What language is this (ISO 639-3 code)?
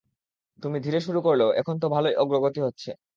ben